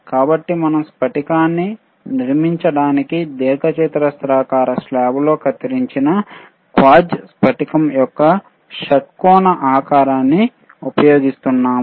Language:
Telugu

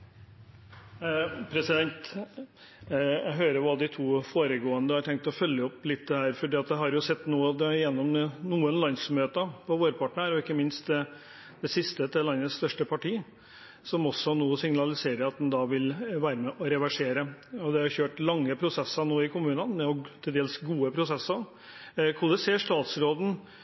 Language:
Norwegian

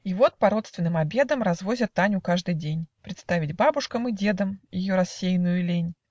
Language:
Russian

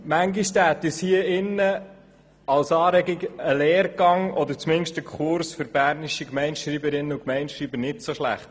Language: Swiss German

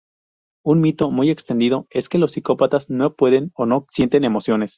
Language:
Spanish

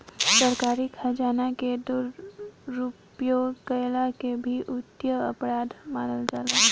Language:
Bhojpuri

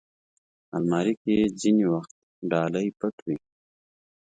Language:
Pashto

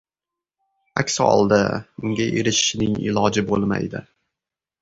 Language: Uzbek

